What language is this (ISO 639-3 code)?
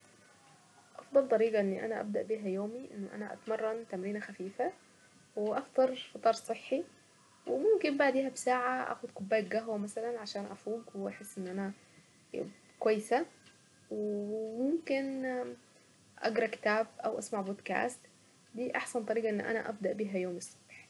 aec